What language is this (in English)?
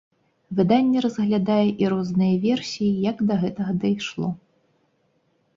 Belarusian